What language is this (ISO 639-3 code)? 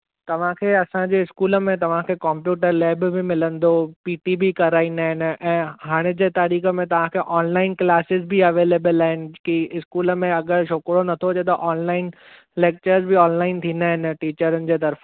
snd